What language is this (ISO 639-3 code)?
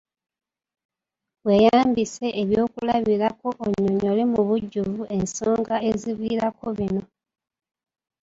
lug